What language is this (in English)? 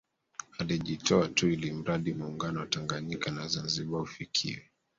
Swahili